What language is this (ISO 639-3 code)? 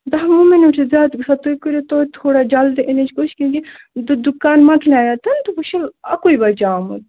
kas